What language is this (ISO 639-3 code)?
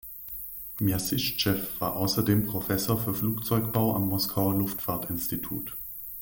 deu